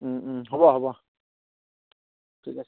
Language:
Assamese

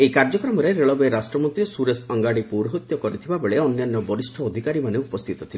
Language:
Odia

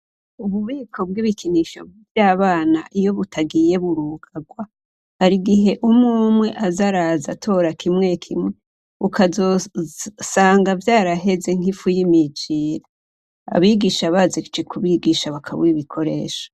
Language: Rundi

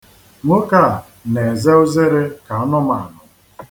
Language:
Igbo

